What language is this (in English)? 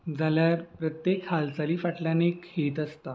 Konkani